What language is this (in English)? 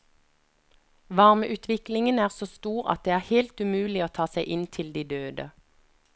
Norwegian